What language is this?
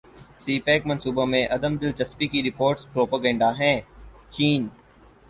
Urdu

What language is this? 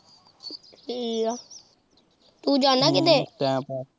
Punjabi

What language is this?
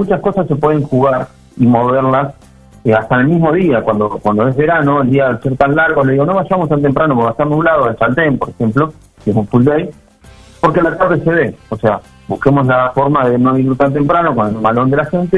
Spanish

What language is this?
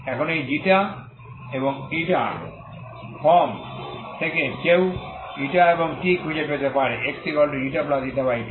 Bangla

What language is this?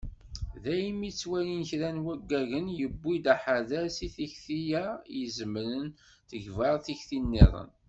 Kabyle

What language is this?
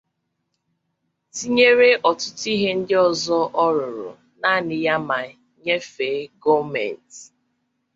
Igbo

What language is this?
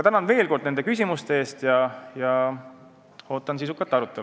Estonian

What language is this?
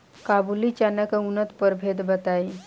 Bhojpuri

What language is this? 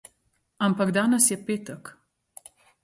Slovenian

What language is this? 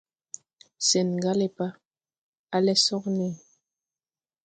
Tupuri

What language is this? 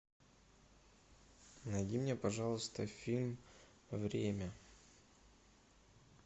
Russian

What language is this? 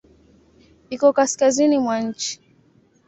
Swahili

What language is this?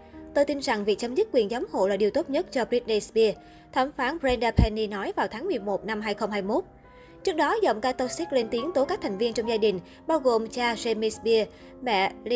Vietnamese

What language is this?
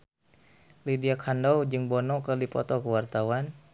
Sundanese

